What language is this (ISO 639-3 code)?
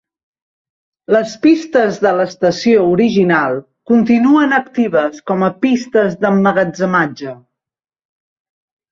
cat